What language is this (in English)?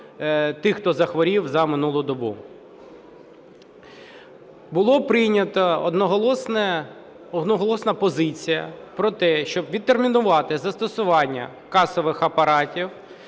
Ukrainian